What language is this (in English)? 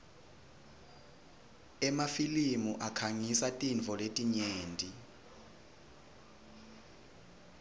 Swati